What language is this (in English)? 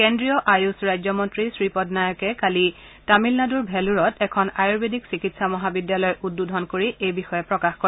Assamese